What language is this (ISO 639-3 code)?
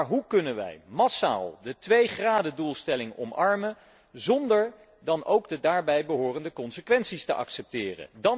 nld